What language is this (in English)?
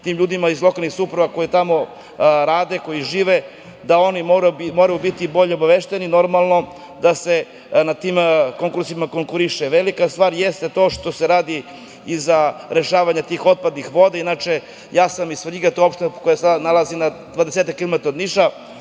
Serbian